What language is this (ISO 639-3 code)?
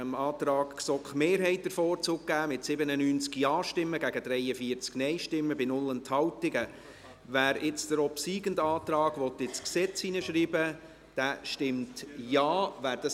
gsw